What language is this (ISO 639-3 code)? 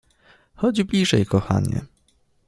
pol